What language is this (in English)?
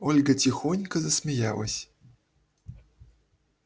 Russian